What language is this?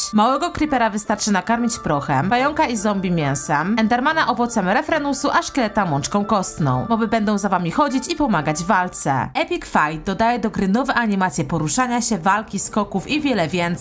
Polish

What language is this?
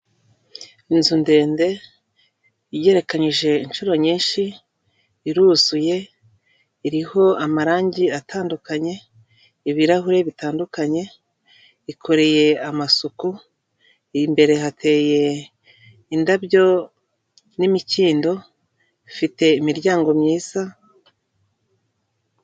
Kinyarwanda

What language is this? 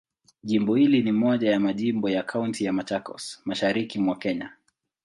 Swahili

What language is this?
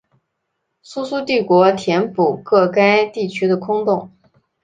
Chinese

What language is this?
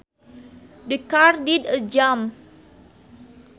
Sundanese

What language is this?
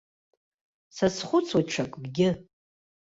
Abkhazian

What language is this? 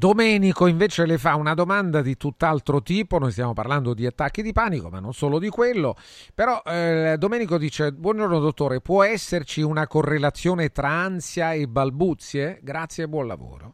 Italian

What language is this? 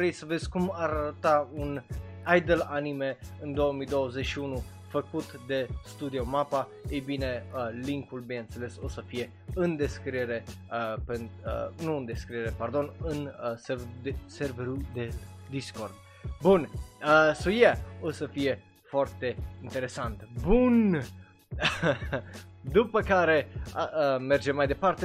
Romanian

